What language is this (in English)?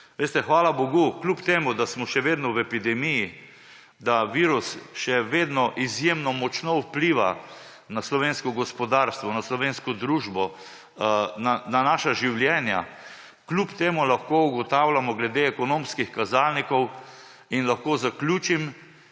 Slovenian